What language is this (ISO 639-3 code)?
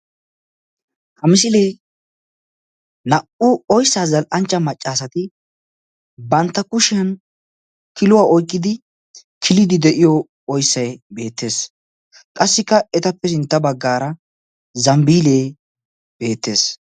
wal